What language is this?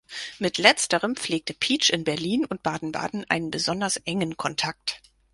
German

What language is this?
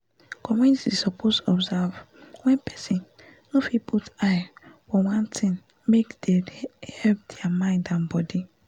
Nigerian Pidgin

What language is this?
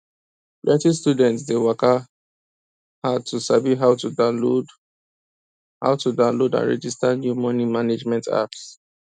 Nigerian Pidgin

